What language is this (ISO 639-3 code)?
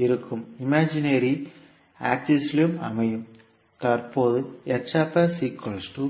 tam